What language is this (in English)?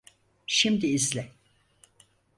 Turkish